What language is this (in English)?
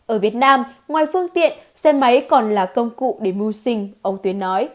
Vietnamese